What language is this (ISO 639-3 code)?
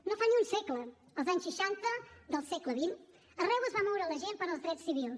cat